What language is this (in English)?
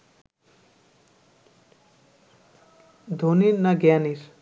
Bangla